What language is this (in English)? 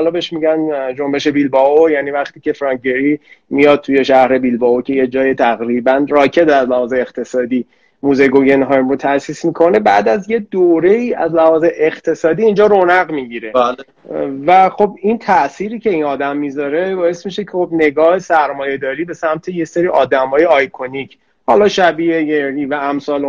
Persian